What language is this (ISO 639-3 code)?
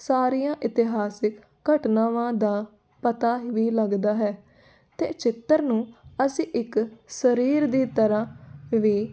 pan